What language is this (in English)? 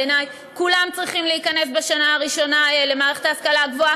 Hebrew